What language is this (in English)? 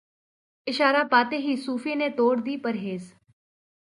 Urdu